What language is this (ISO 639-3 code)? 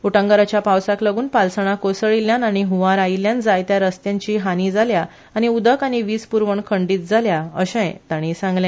kok